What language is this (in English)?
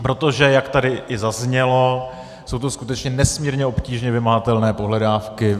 Czech